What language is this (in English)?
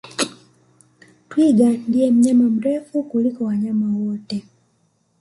Swahili